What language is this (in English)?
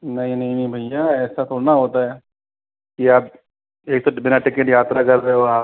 Hindi